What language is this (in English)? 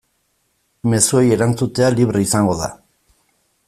Basque